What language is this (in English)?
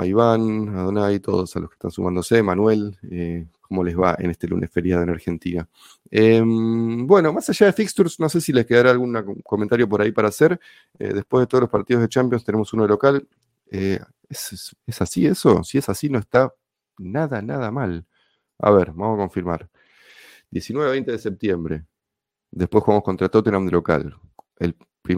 Spanish